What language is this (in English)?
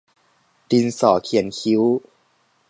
Thai